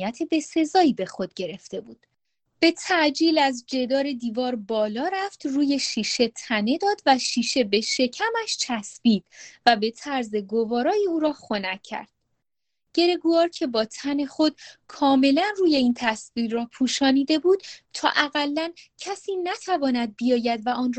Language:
Persian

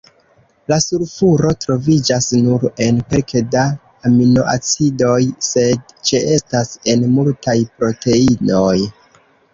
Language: Esperanto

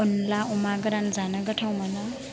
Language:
Bodo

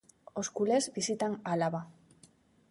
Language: Galician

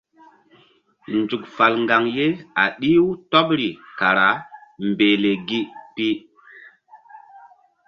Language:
Mbum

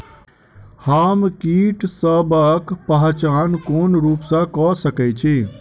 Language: Maithili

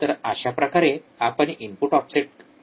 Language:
Marathi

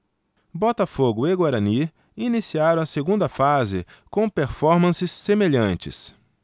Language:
Portuguese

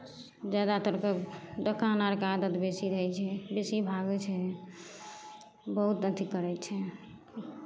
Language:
Maithili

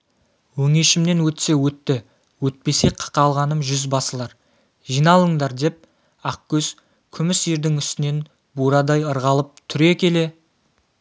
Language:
Kazakh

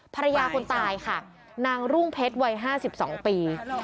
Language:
Thai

